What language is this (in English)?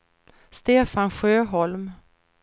Swedish